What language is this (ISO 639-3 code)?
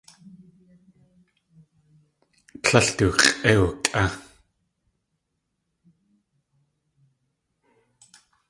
tli